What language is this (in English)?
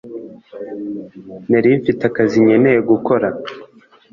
Kinyarwanda